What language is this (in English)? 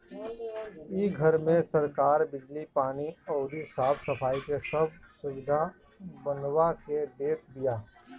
Bhojpuri